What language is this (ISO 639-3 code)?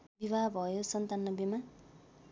nep